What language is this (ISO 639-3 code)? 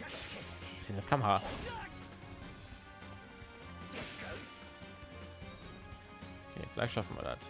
deu